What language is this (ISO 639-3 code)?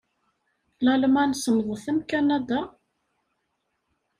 kab